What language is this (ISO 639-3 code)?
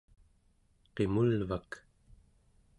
esu